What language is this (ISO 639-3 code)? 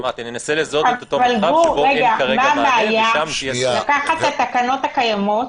heb